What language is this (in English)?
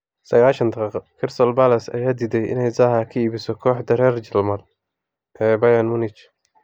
Somali